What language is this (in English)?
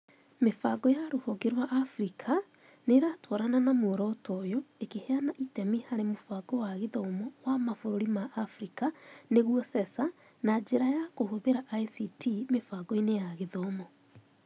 Kikuyu